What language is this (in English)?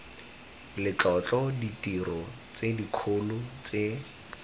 Tswana